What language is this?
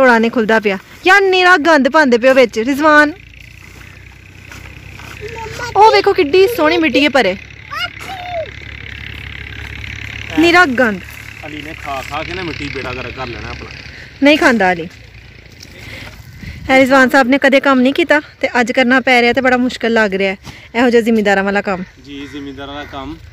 Hindi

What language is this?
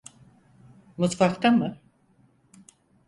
Turkish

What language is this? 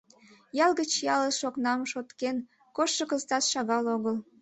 Mari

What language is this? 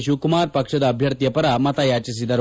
Kannada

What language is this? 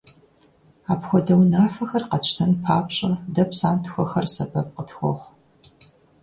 Kabardian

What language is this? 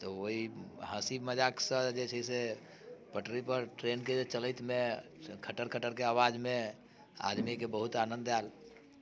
Maithili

